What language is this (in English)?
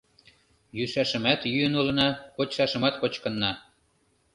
Mari